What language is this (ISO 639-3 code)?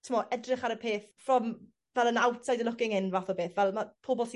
cym